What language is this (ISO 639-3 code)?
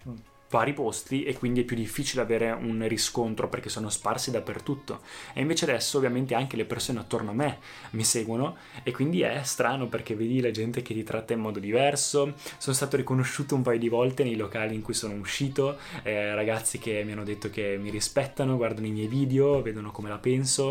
ita